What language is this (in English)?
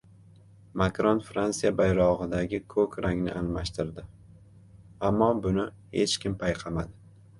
Uzbek